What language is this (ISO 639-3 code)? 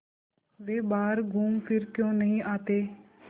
hin